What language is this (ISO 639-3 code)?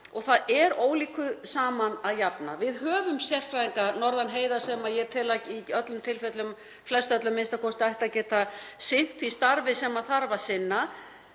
isl